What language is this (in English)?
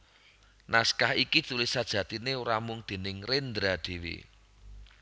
Javanese